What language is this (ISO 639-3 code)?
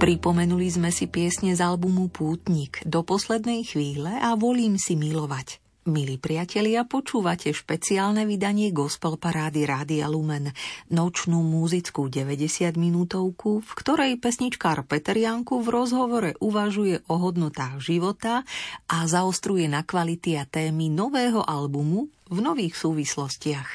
slk